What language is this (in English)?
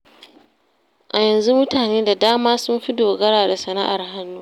Hausa